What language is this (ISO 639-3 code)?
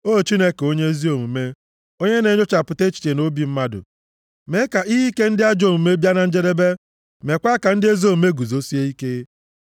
ibo